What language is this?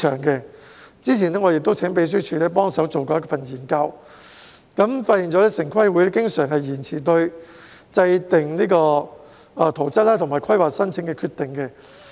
Cantonese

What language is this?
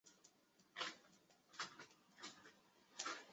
Chinese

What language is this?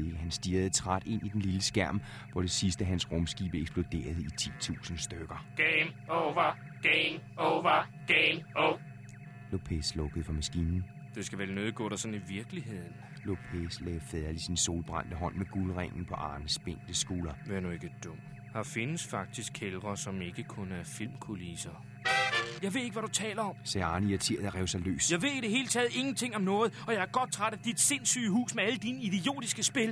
Danish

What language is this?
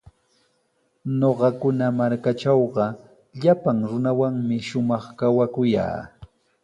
Sihuas Ancash Quechua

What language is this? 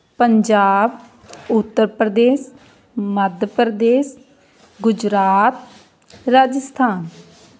Punjabi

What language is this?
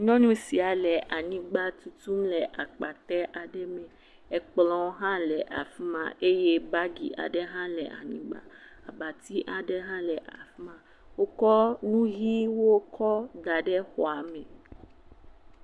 Ewe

